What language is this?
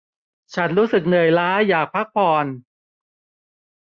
Thai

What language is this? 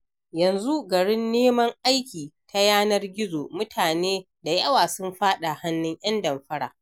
Hausa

